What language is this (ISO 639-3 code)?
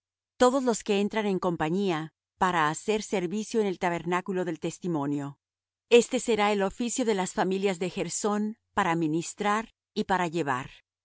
spa